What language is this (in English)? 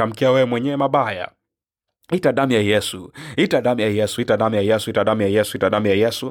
Swahili